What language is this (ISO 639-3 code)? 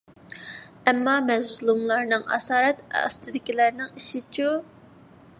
uig